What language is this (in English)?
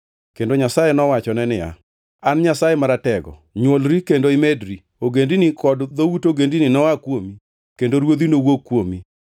Luo (Kenya and Tanzania)